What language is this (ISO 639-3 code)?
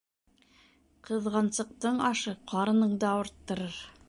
bak